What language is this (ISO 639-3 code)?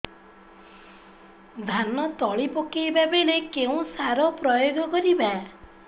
ori